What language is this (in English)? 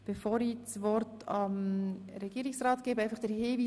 Swiss German